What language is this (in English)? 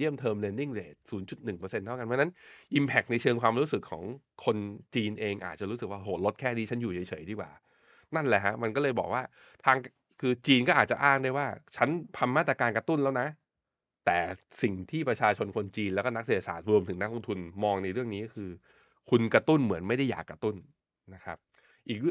Thai